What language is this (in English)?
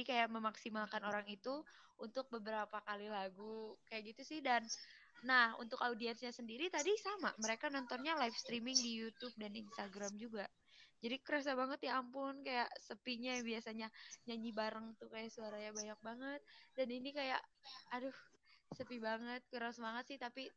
Indonesian